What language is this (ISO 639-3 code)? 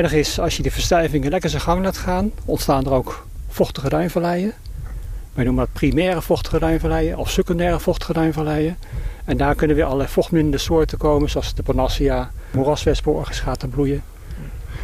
nld